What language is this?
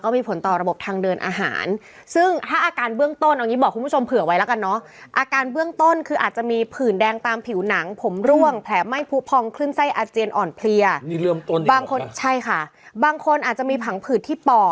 Thai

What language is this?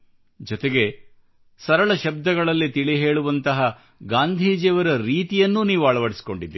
Kannada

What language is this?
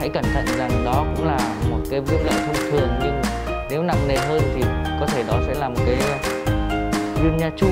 Vietnamese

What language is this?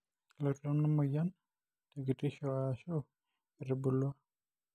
Masai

